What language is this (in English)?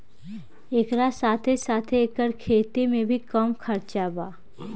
Bhojpuri